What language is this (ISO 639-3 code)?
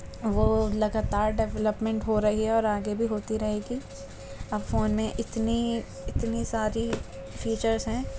urd